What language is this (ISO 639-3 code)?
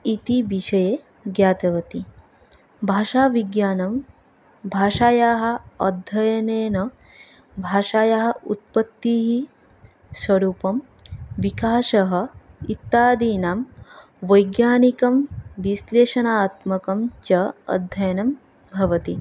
san